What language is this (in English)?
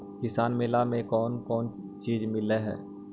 Magahi